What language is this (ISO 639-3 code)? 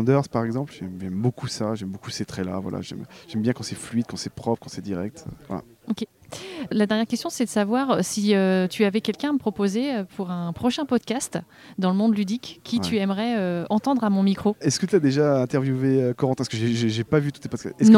fra